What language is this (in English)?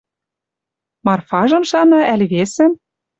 Western Mari